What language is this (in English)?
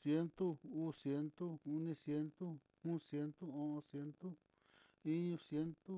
Mitlatongo Mixtec